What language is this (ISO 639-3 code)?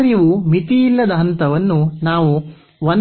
kan